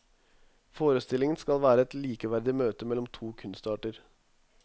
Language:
Norwegian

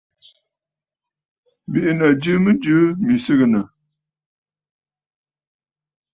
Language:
Bafut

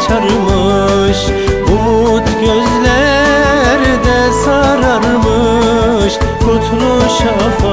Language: Turkish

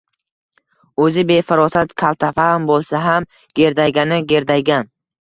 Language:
Uzbek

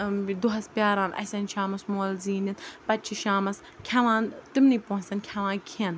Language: Kashmiri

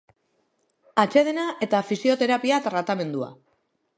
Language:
Basque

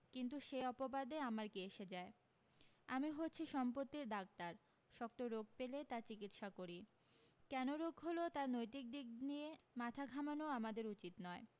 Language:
Bangla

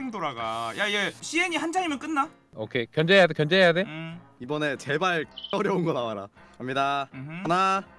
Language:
Korean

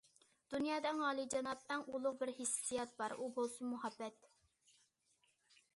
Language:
Uyghur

